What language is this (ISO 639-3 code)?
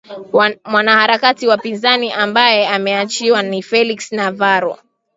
swa